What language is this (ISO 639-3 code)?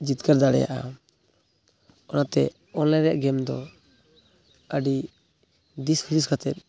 sat